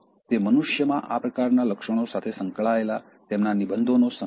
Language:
Gujarati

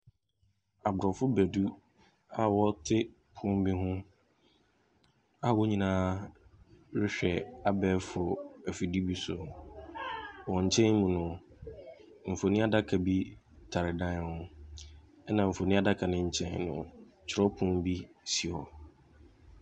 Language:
Akan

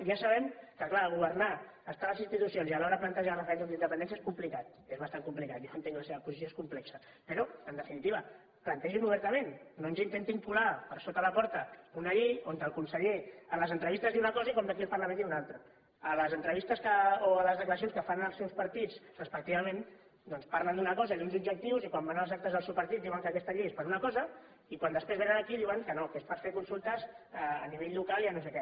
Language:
Catalan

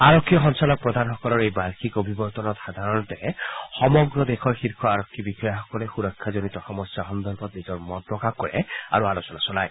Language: Assamese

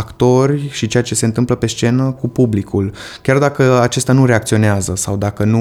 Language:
Romanian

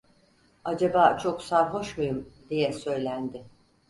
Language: Turkish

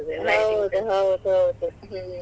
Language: Kannada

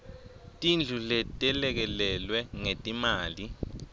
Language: Swati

